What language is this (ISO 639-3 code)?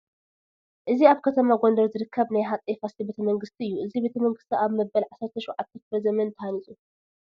tir